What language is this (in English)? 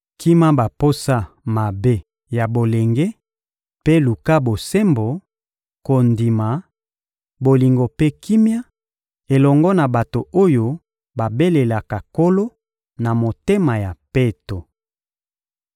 Lingala